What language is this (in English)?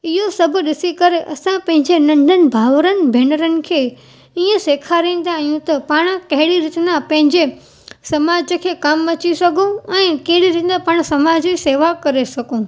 Sindhi